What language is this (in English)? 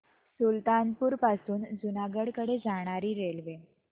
Marathi